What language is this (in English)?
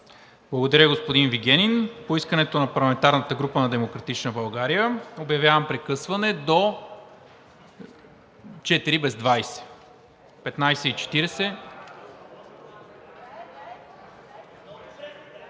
Bulgarian